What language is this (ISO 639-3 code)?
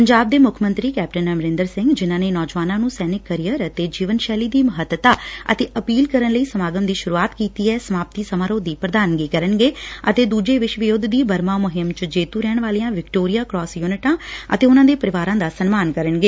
pan